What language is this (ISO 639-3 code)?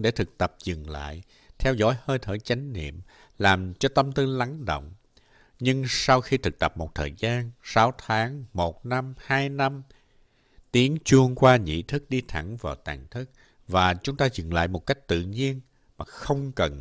vie